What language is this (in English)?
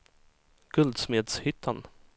Swedish